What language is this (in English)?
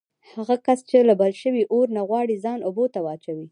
Pashto